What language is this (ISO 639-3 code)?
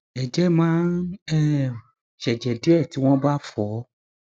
yor